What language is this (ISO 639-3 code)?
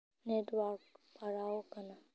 sat